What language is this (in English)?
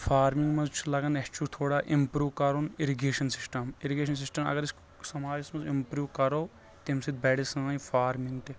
Kashmiri